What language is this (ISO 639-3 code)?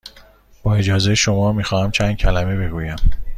fas